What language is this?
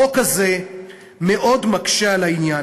Hebrew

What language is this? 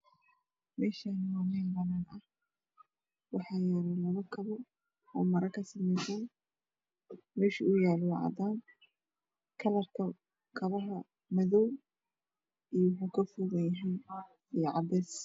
Somali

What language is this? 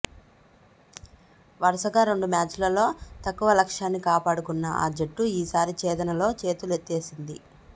Telugu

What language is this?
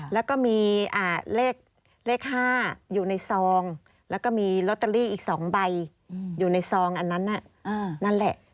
Thai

